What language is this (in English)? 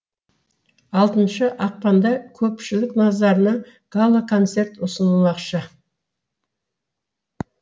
Kazakh